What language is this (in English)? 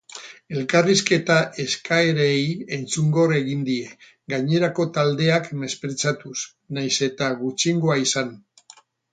Basque